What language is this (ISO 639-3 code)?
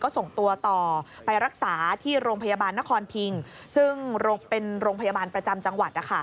tha